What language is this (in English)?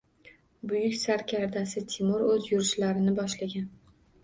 Uzbek